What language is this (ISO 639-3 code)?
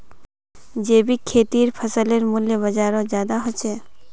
mag